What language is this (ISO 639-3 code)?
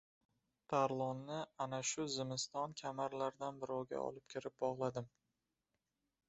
uzb